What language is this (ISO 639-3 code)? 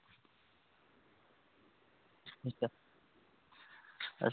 doi